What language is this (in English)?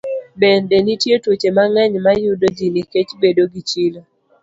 Luo (Kenya and Tanzania)